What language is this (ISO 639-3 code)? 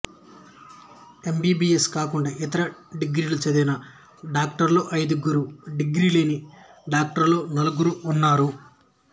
tel